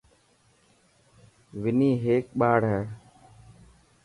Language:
Dhatki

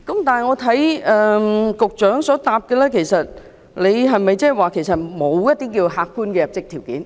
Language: Cantonese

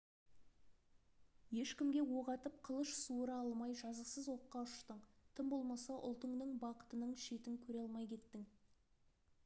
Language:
Kazakh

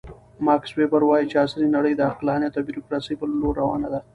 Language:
Pashto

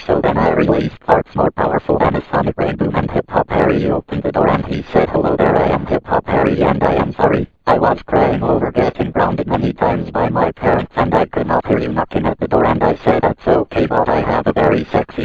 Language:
English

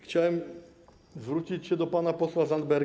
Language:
Polish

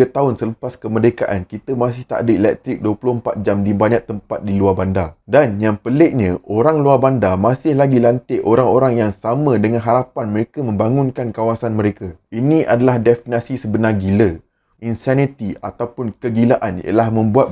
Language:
Malay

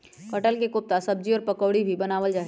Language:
Magahi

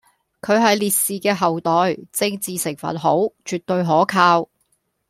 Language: Cantonese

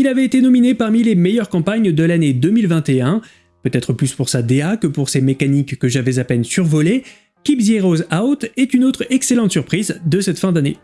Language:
French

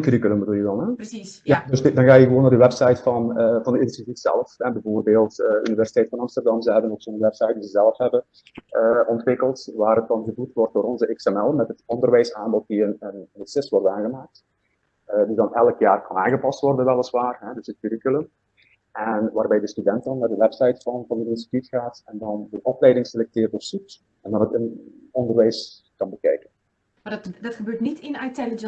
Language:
Dutch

